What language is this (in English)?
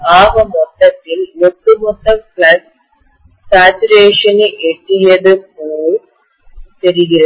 Tamil